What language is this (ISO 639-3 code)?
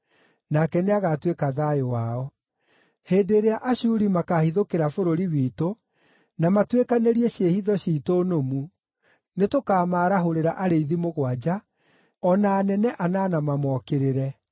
kik